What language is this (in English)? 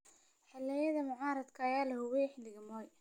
Somali